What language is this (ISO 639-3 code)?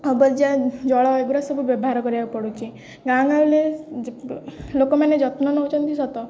ori